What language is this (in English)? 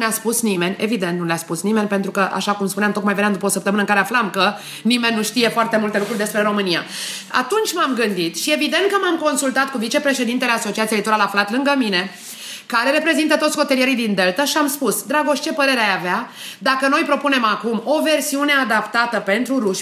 Romanian